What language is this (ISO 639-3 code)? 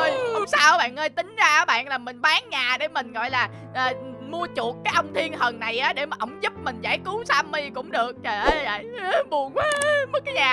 vie